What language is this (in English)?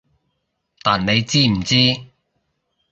Cantonese